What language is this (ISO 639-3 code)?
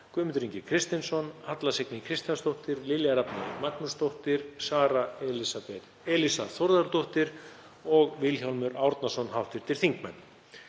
isl